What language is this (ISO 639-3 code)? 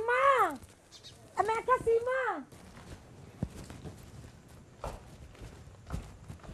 urd